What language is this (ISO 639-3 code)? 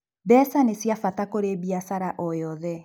kik